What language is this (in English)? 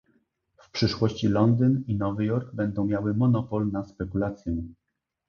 Polish